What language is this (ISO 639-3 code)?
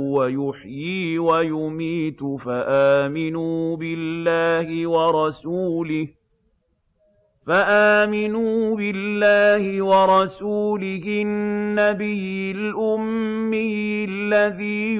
ara